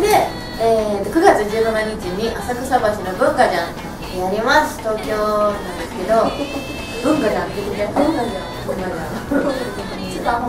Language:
Japanese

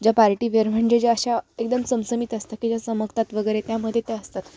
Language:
Marathi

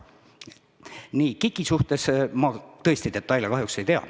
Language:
Estonian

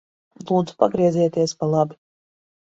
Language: Latvian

